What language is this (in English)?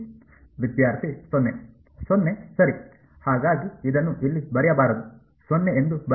Kannada